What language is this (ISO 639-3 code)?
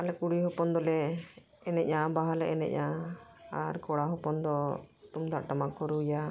sat